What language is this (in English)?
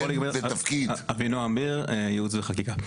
Hebrew